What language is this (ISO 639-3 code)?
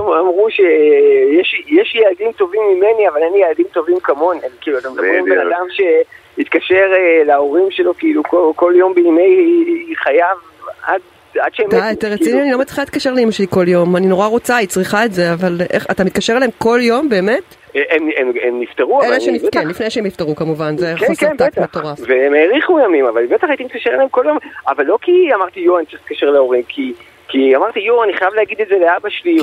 heb